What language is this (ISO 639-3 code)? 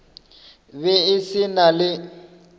nso